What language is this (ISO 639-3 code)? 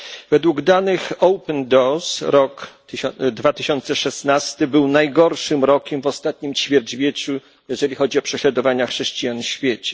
pol